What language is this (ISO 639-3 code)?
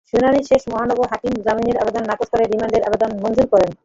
ben